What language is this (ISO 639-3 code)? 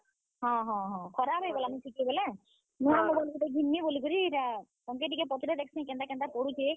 ori